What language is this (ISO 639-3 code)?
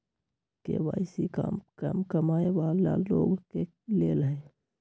mag